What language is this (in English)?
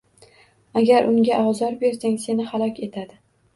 Uzbek